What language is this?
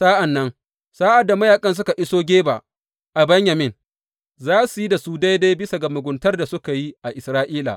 Hausa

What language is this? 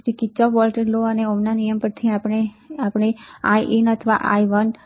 Gujarati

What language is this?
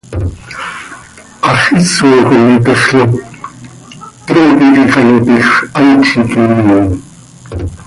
Seri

